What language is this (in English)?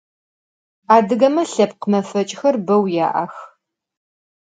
Adyghe